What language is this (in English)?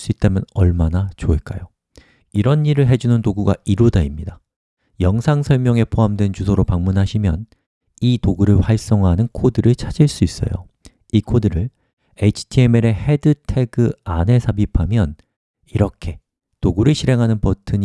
Korean